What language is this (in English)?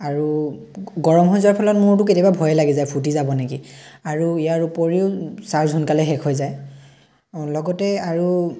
Assamese